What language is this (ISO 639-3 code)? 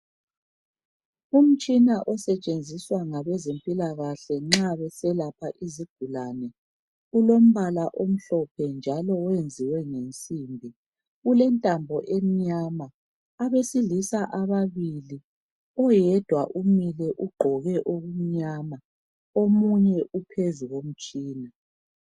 nde